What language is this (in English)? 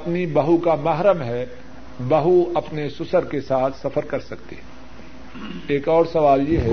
Urdu